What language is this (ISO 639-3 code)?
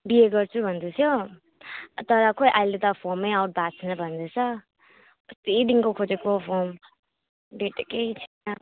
nep